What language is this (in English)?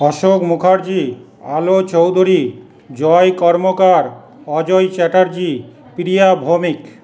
Bangla